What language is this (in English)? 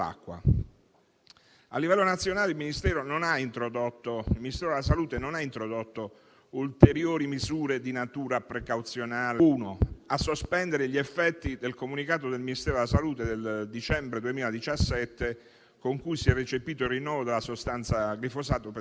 Italian